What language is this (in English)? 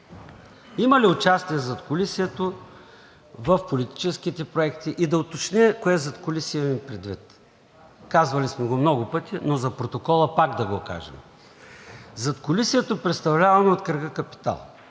Bulgarian